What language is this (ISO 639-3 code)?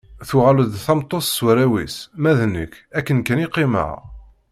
kab